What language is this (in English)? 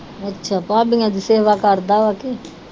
Punjabi